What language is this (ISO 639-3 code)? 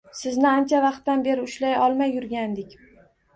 uzb